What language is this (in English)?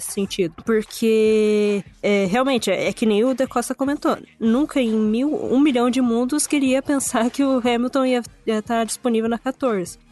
Portuguese